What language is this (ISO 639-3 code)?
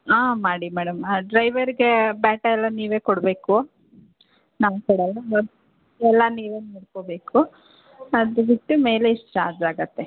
kan